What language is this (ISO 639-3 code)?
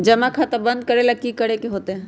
mag